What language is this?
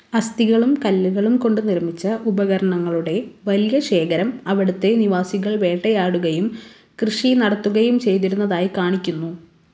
Malayalam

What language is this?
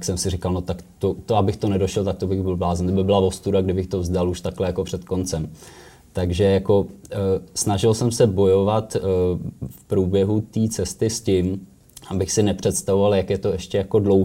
Czech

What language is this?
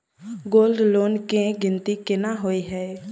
Maithili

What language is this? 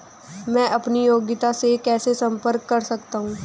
Hindi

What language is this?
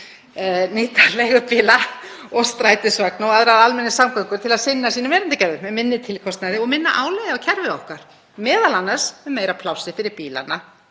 Icelandic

